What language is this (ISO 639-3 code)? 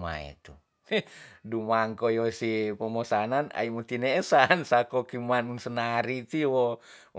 txs